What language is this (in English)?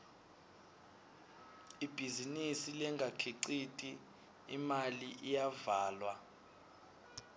Swati